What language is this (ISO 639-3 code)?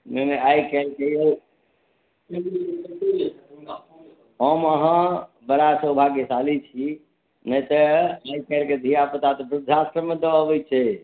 mai